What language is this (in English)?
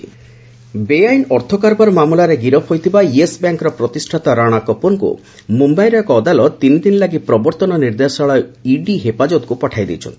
Odia